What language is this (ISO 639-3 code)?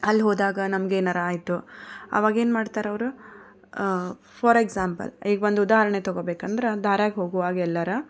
kan